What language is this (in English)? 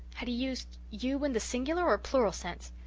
English